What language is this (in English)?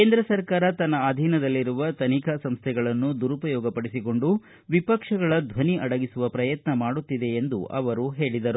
Kannada